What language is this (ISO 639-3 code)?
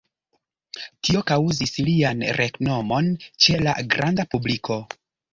epo